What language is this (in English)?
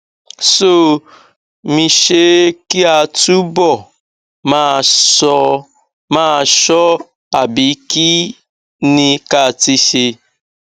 Yoruba